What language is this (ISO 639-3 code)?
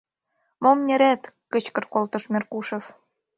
chm